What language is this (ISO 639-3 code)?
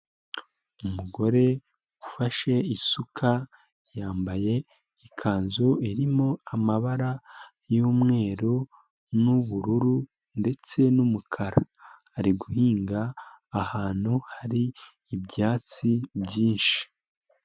kin